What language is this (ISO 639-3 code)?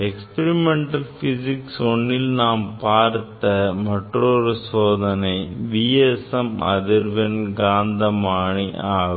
tam